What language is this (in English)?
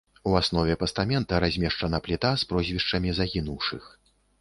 Belarusian